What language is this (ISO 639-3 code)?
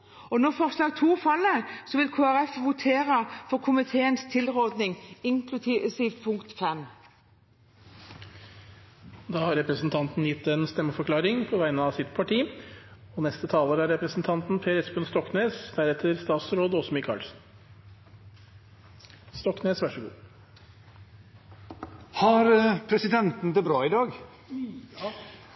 nor